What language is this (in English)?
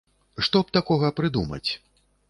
Belarusian